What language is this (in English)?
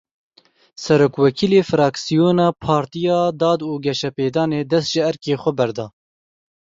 Kurdish